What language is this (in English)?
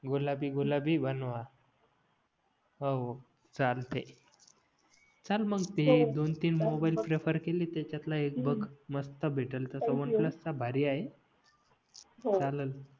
Marathi